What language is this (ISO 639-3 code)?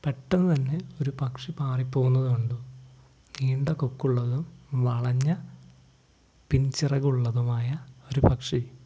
mal